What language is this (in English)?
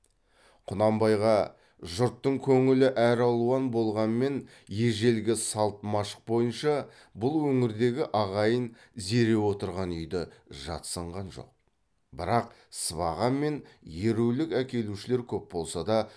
Kazakh